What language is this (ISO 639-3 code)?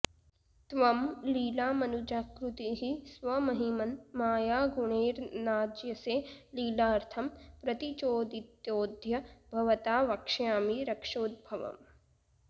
san